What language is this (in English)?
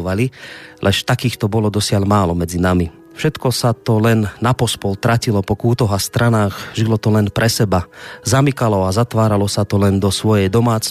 Slovak